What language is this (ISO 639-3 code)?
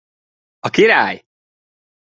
hun